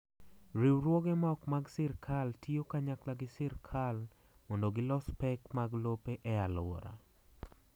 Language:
Luo (Kenya and Tanzania)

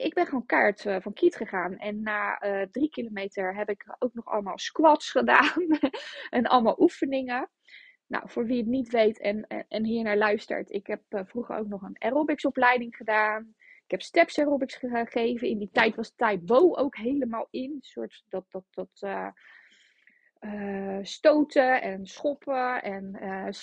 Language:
Dutch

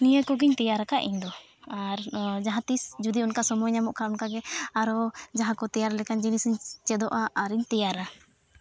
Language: Santali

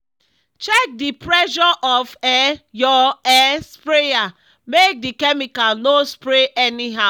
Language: Nigerian Pidgin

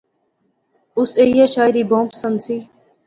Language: Pahari-Potwari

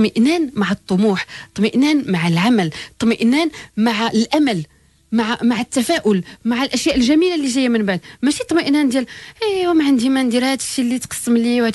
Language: Arabic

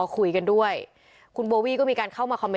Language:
Thai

